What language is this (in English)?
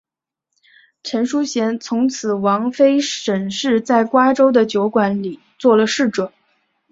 Chinese